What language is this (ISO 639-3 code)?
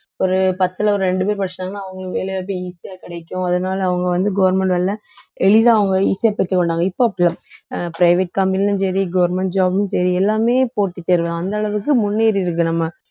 tam